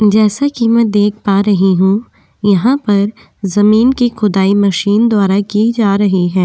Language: Hindi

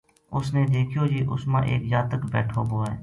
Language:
Gujari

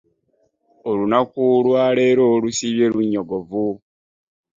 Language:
Ganda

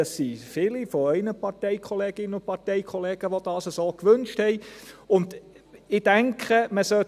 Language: Swiss German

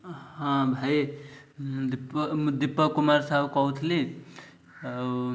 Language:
Odia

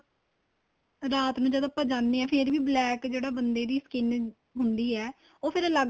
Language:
Punjabi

